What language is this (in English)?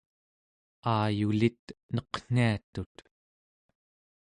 Central Yupik